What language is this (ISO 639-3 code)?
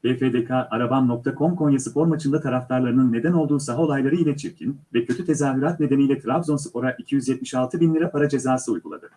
tur